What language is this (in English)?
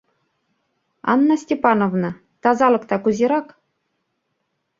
Mari